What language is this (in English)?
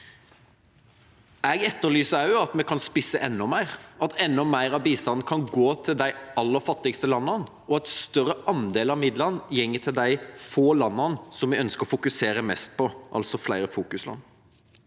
Norwegian